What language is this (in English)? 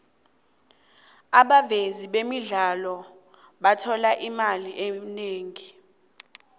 South Ndebele